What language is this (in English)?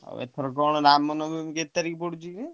Odia